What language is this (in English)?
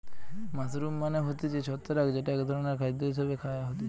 Bangla